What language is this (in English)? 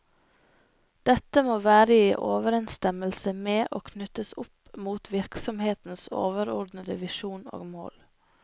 Norwegian